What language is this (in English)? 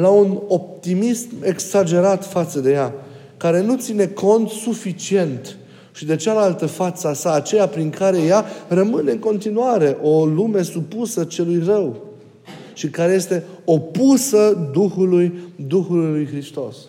Romanian